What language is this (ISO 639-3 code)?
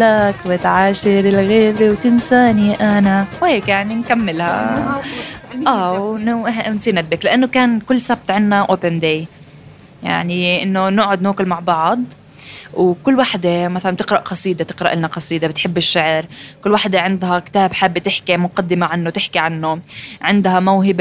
ara